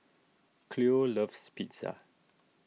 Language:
English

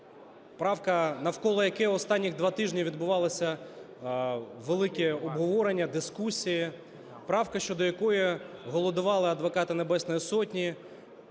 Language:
Ukrainian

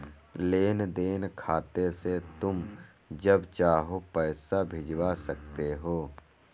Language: Hindi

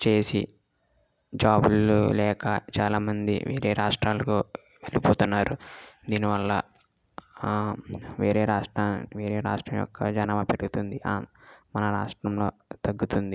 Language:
Telugu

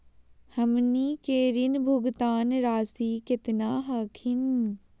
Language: Magahi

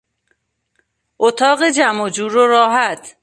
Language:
Persian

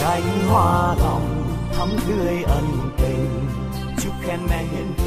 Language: Vietnamese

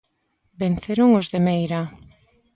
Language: Galician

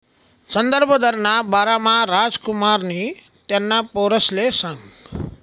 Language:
Marathi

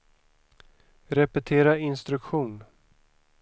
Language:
Swedish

